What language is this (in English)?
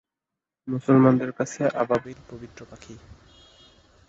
Bangla